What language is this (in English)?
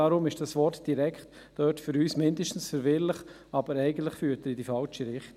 Swiss German